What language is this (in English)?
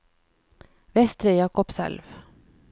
Norwegian